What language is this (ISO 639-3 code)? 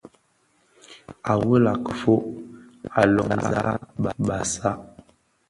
ksf